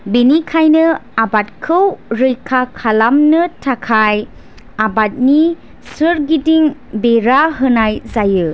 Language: Bodo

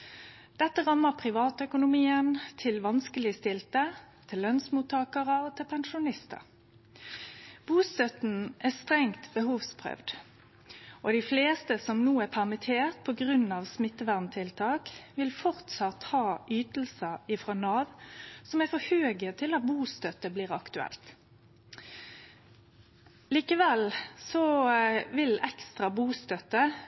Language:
Norwegian Nynorsk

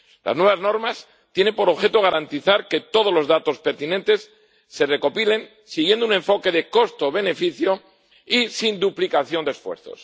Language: Spanish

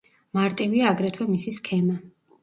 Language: Georgian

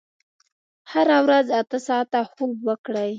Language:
Pashto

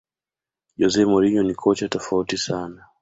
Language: Swahili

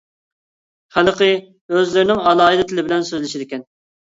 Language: Uyghur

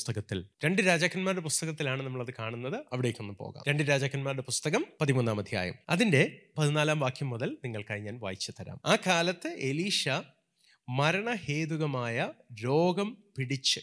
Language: Malayalam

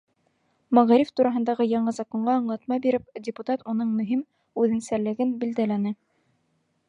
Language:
Bashkir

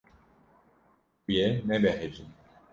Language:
Kurdish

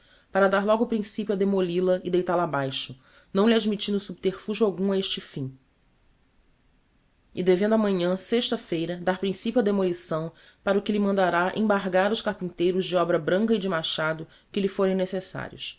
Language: Portuguese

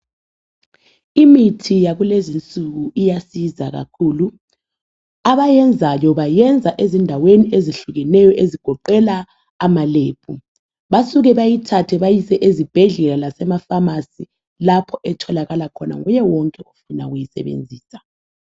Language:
North Ndebele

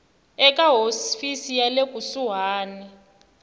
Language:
Tsonga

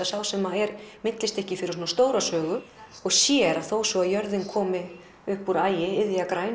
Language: Icelandic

